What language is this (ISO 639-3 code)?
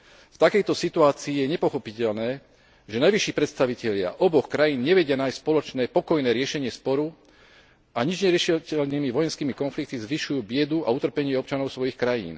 slk